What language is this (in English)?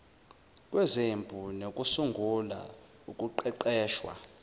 Zulu